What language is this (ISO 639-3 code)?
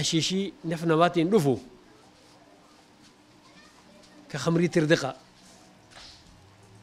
ara